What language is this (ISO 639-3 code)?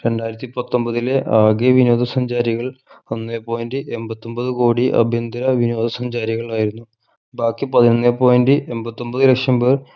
mal